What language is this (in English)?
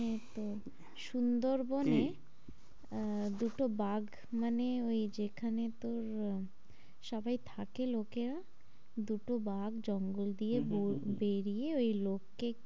Bangla